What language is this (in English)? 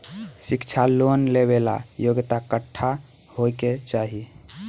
Bhojpuri